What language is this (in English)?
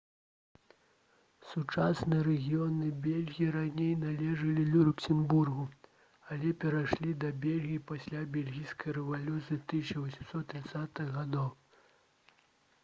Belarusian